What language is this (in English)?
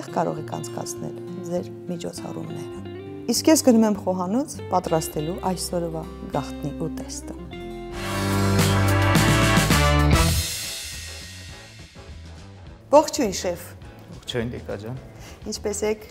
Romanian